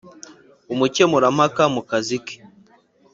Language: Kinyarwanda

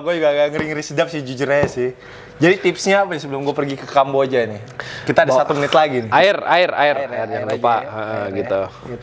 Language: Indonesian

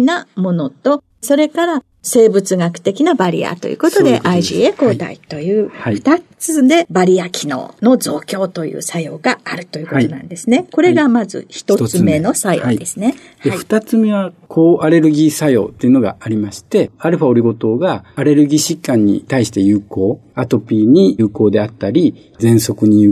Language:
Japanese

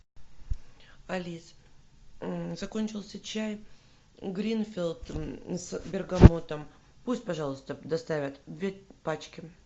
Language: Russian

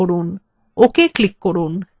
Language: Bangla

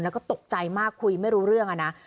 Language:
Thai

